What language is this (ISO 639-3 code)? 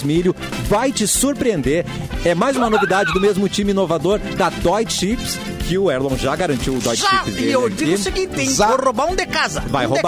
por